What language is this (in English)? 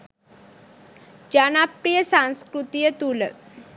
Sinhala